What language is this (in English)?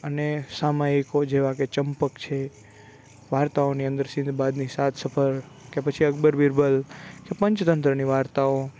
Gujarati